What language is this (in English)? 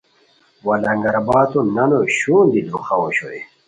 Khowar